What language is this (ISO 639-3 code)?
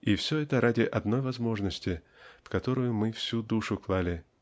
rus